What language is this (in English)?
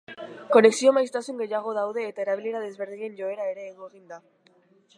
Basque